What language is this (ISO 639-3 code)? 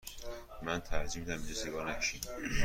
fas